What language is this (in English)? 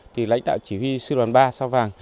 Vietnamese